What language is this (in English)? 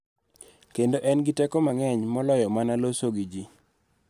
Luo (Kenya and Tanzania)